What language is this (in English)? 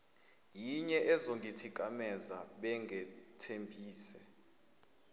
Zulu